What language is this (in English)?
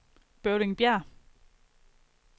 Danish